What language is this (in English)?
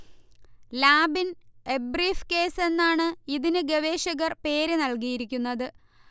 Malayalam